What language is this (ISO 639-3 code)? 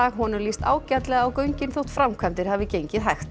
isl